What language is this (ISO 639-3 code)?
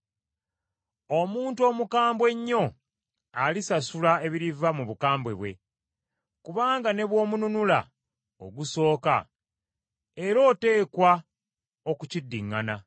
lug